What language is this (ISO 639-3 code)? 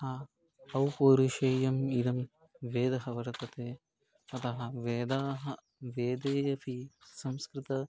san